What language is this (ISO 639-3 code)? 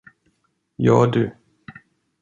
swe